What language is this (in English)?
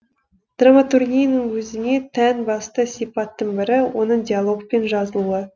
Kazakh